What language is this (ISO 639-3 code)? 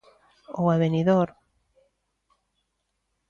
glg